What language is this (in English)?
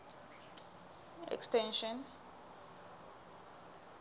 Southern Sotho